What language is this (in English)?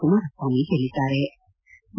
Kannada